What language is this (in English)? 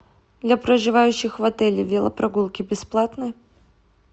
Russian